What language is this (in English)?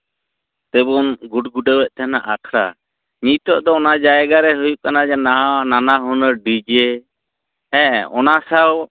Santali